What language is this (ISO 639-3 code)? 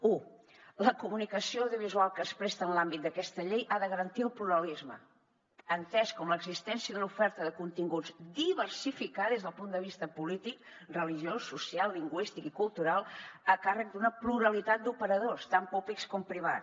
cat